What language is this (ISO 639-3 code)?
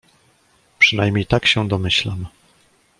pol